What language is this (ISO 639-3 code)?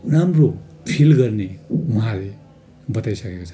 nep